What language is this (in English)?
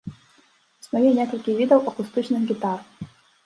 Belarusian